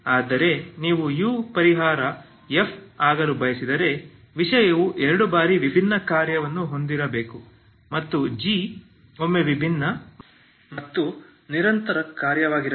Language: Kannada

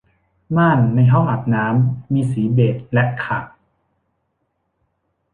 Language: Thai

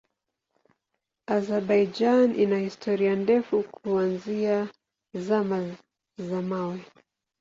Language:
Swahili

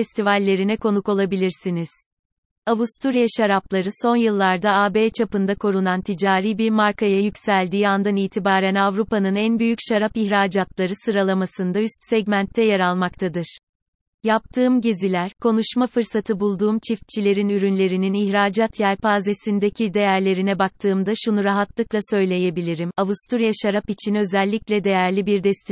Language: Turkish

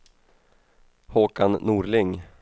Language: Swedish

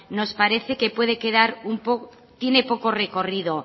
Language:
Spanish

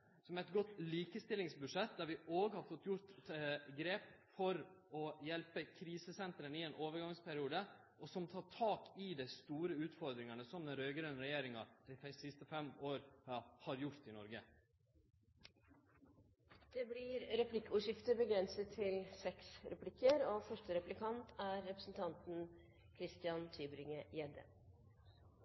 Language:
Norwegian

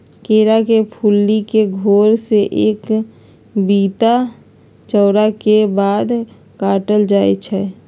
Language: Magahi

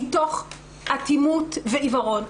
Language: Hebrew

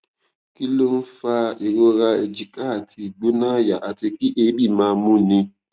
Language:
Yoruba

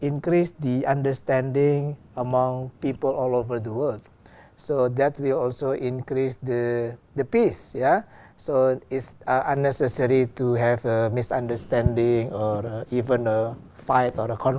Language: Vietnamese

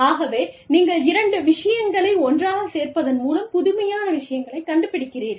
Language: Tamil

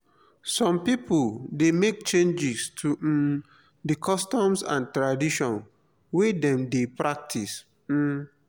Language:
Nigerian Pidgin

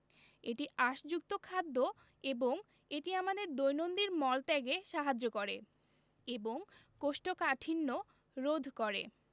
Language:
Bangla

